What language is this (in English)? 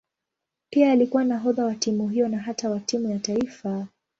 Swahili